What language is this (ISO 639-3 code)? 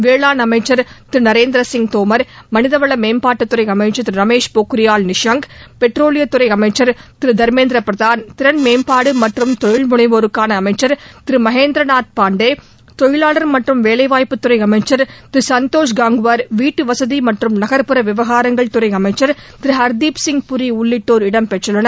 tam